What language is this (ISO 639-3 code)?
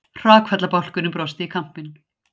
isl